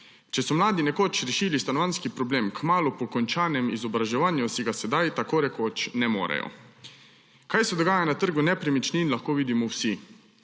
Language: Slovenian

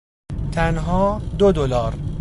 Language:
Persian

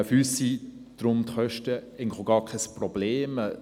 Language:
Swiss German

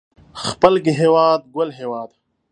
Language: Pashto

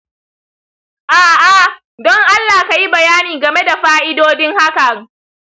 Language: Hausa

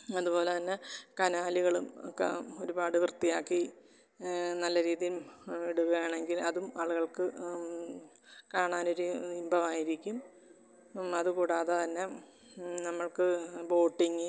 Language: Malayalam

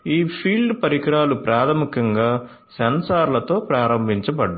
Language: Telugu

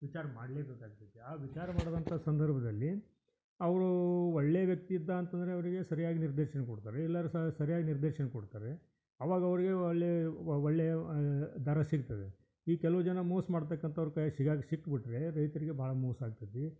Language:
Kannada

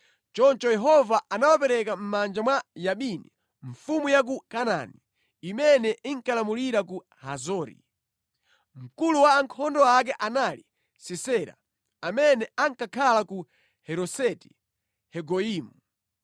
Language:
Nyanja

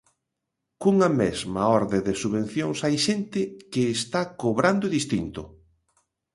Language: Galician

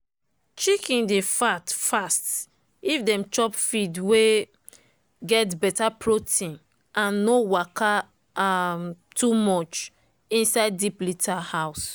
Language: Nigerian Pidgin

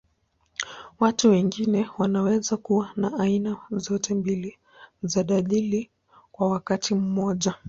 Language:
Swahili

